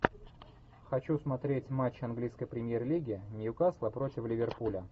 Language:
Russian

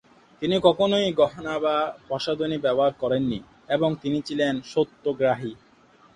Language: Bangla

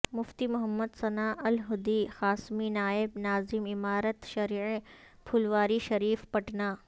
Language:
Urdu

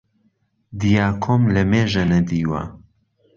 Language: Central Kurdish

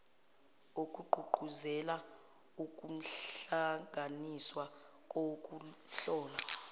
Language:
Zulu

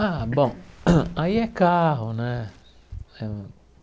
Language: Portuguese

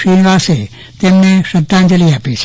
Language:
Gujarati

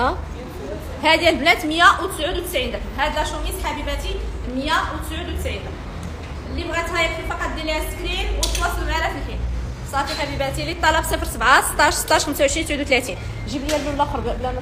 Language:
Arabic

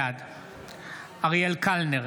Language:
Hebrew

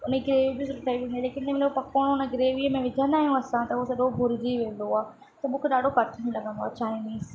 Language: Sindhi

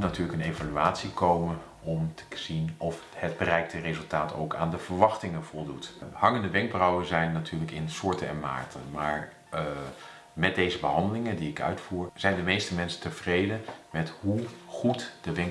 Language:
Dutch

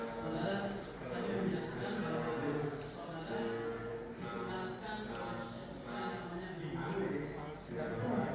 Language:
Indonesian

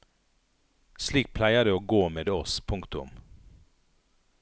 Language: Norwegian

